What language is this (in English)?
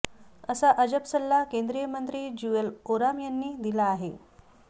Marathi